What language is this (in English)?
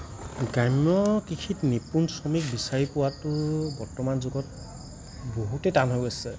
Assamese